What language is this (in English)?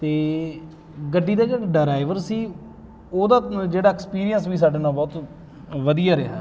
Punjabi